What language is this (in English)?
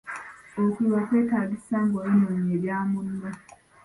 Ganda